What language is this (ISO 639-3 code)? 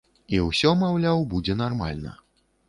bel